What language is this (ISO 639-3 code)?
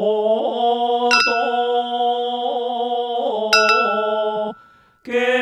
ron